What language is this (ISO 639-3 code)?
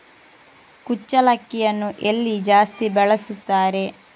kan